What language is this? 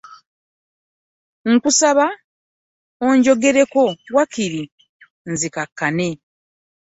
Ganda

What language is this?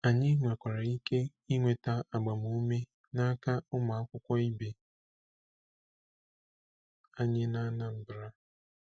Igbo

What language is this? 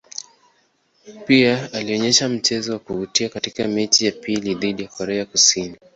Swahili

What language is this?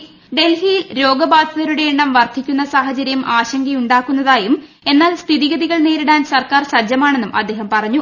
Malayalam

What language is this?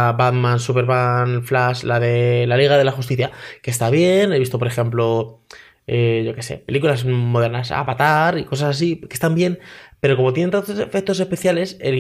Spanish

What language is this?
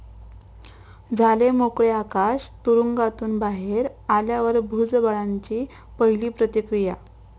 Marathi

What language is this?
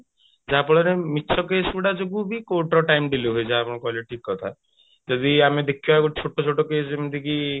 Odia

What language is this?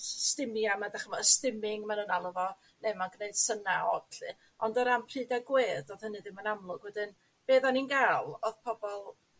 Welsh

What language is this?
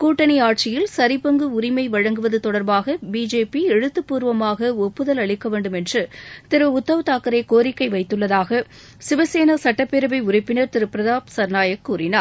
Tamil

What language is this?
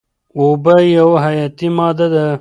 Pashto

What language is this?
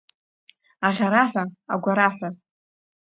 Abkhazian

